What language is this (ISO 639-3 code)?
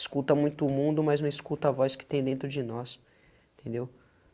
por